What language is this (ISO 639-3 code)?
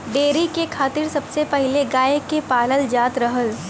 bho